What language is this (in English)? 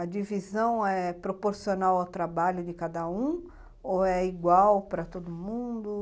Portuguese